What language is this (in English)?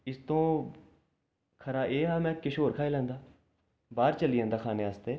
Dogri